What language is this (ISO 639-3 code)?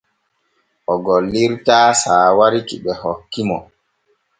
fue